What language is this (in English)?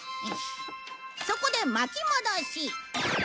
Japanese